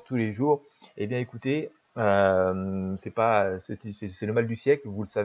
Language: French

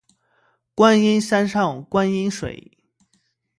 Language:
Chinese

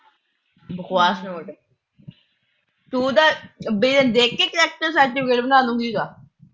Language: Punjabi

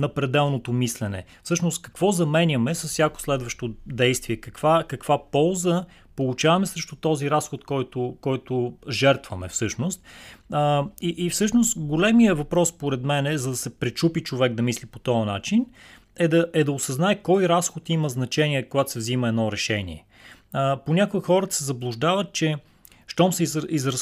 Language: Bulgarian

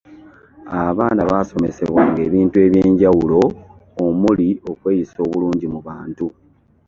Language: Ganda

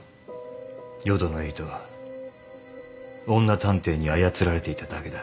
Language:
Japanese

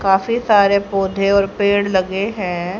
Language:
Hindi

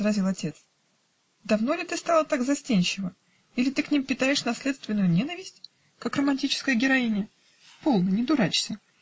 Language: Russian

